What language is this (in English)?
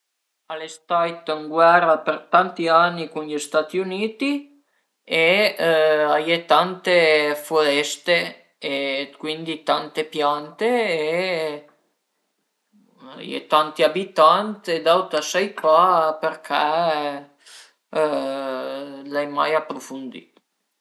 Piedmontese